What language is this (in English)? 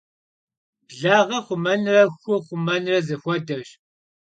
Kabardian